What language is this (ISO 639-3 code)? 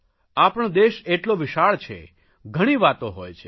guj